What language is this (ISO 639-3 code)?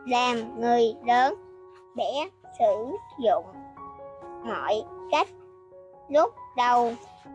vie